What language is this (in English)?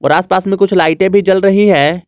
Hindi